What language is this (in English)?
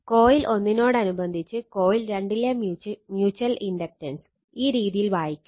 Malayalam